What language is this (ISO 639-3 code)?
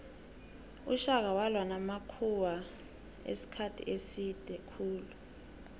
nbl